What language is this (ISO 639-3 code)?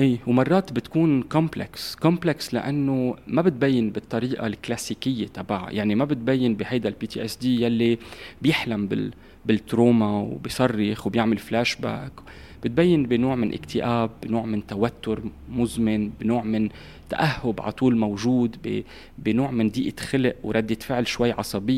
ara